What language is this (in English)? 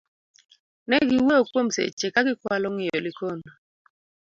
Luo (Kenya and Tanzania)